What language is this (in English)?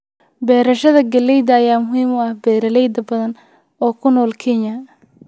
Somali